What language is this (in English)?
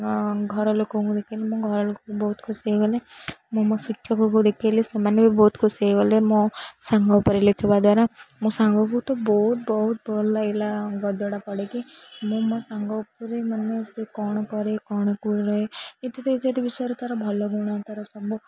Odia